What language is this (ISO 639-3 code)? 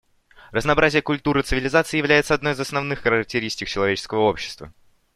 rus